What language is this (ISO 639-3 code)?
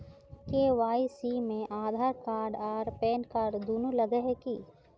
mag